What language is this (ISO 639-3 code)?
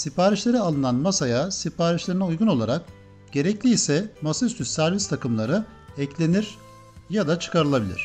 tur